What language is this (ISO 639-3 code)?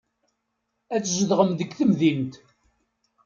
kab